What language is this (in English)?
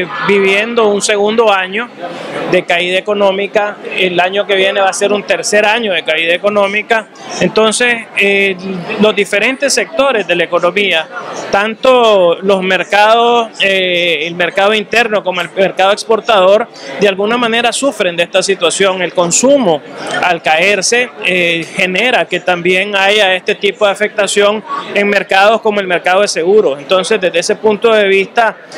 Spanish